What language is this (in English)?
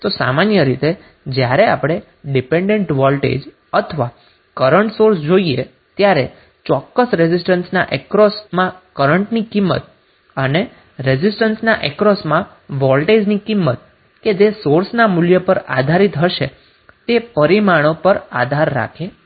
Gujarati